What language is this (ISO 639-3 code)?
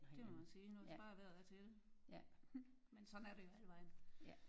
dan